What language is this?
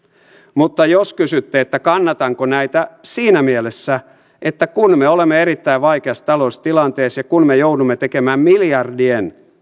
Finnish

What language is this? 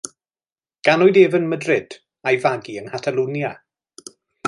Welsh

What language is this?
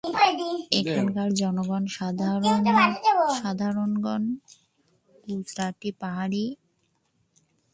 Bangla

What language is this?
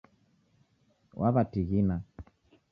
Taita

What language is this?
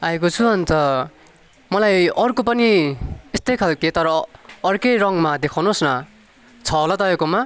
Nepali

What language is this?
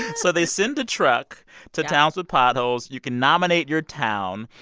English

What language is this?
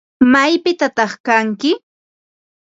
Ambo-Pasco Quechua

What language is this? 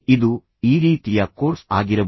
Kannada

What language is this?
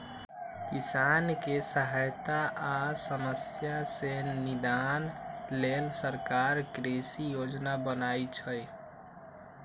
Magahi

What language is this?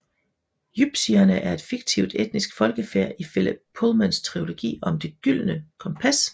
Danish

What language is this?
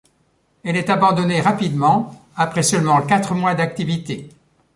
French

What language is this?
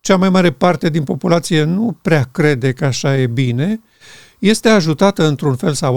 Romanian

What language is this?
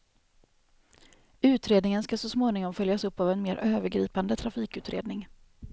Swedish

